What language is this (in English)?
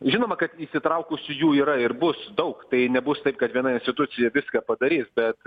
Lithuanian